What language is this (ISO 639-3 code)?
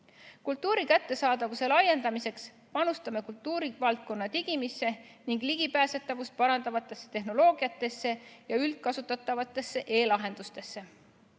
est